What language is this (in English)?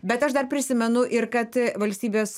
Lithuanian